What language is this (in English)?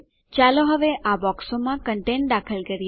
Gujarati